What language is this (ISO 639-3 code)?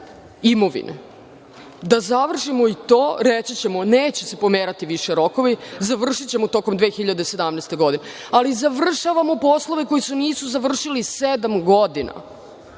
srp